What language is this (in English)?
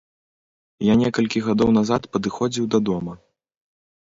Belarusian